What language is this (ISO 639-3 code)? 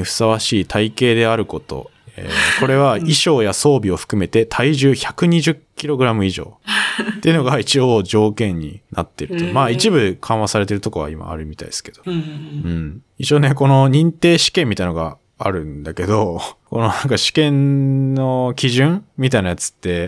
jpn